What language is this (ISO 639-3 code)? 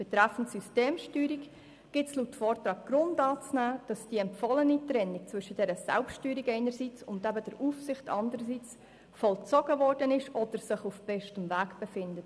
gsw